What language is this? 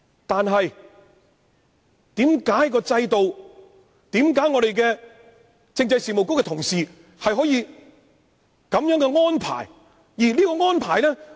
Cantonese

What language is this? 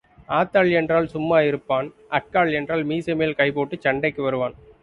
Tamil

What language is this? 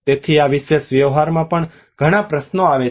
Gujarati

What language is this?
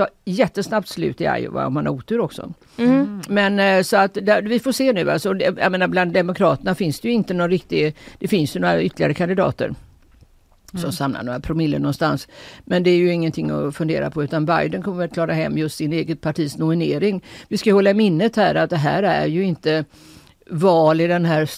Swedish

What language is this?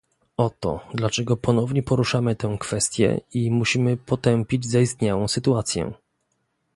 Polish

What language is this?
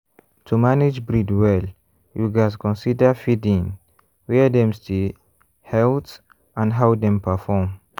Nigerian Pidgin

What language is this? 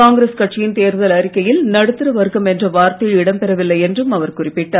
Tamil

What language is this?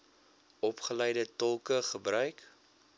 Afrikaans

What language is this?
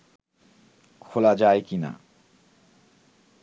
Bangla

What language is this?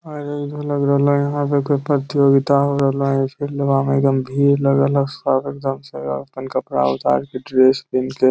Magahi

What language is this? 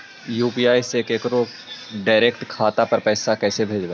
Magahi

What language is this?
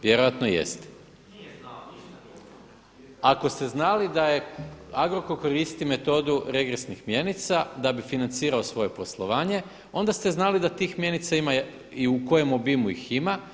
Croatian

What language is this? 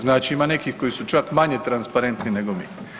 Croatian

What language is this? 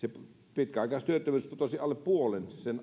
Finnish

